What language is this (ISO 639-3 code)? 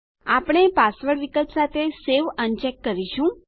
guj